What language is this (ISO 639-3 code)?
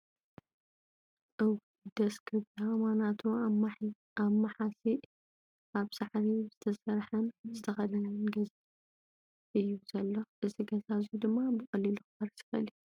tir